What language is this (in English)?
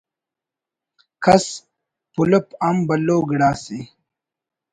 Brahui